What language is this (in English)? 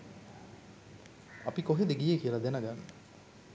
Sinhala